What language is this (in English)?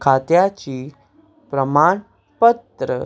Konkani